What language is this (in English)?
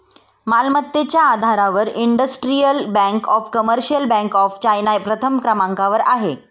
Marathi